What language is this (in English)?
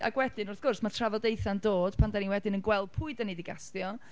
Welsh